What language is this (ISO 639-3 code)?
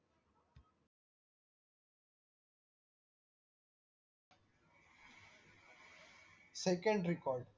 mar